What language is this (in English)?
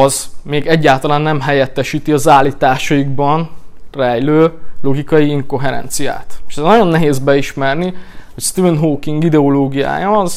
Hungarian